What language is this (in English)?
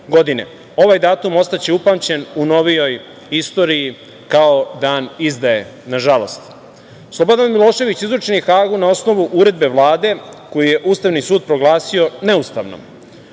Serbian